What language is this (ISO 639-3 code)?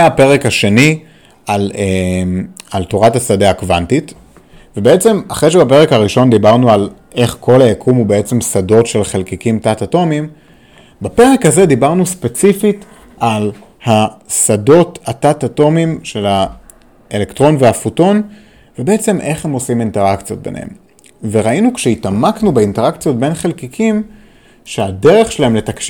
heb